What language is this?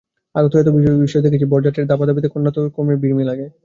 Bangla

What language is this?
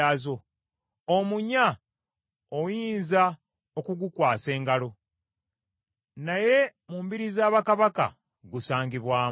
Ganda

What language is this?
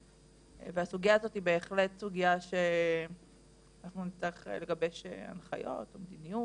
Hebrew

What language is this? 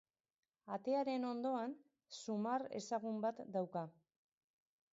Basque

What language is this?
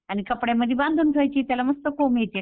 Marathi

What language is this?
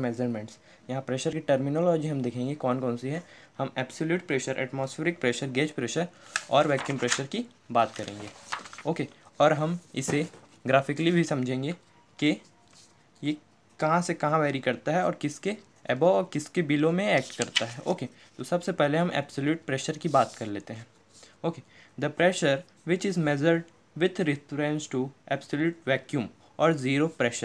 Hindi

